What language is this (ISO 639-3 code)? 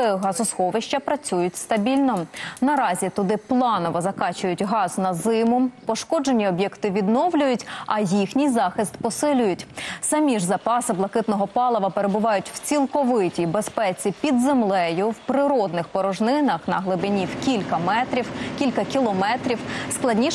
ukr